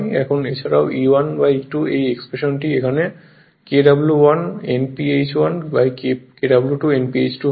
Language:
Bangla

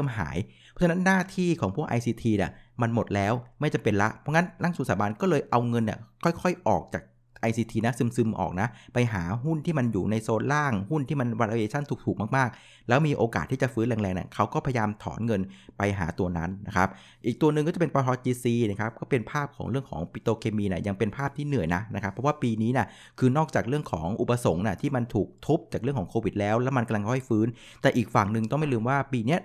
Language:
Thai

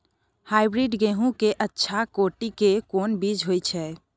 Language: Maithili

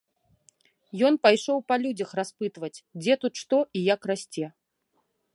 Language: Belarusian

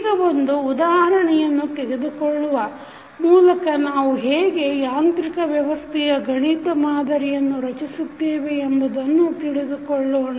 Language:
Kannada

